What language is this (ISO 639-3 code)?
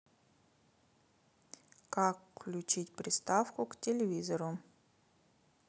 rus